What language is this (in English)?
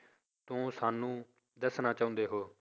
Punjabi